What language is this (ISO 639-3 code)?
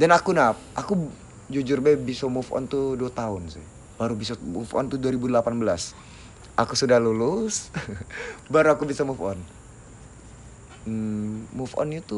ind